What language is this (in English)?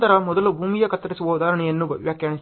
Kannada